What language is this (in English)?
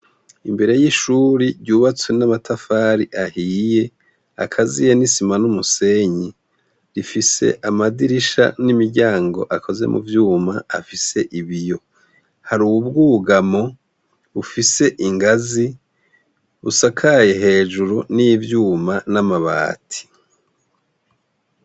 Rundi